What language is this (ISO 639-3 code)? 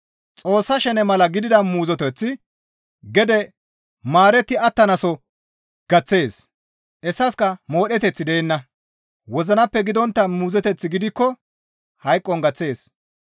gmv